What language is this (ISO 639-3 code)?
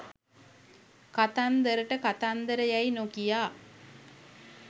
sin